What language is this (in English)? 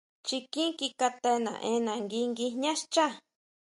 Huautla Mazatec